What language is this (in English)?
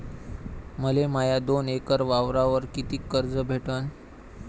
Marathi